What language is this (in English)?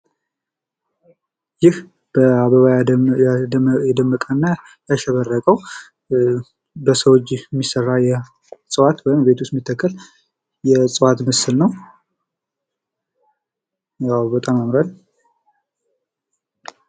Amharic